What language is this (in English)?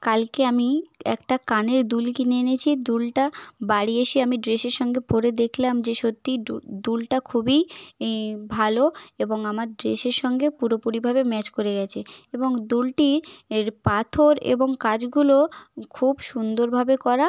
Bangla